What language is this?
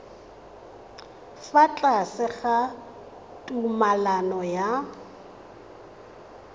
Tswana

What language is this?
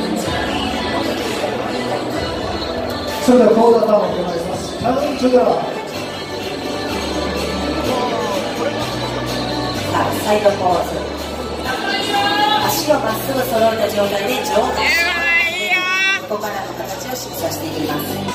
Japanese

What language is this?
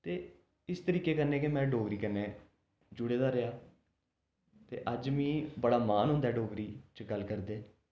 Dogri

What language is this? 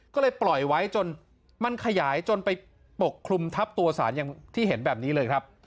Thai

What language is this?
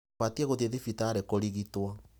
Kikuyu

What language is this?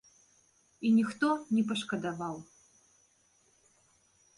Belarusian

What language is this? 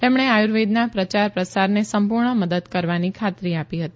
Gujarati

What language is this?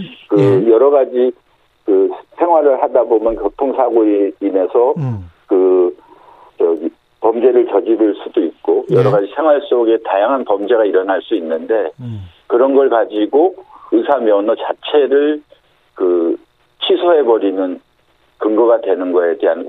Korean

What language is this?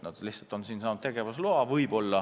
Estonian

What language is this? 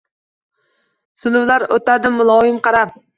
Uzbek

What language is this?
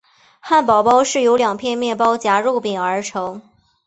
Chinese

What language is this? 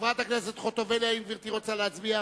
Hebrew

